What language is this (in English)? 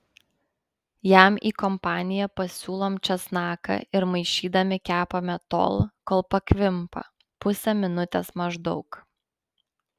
Lithuanian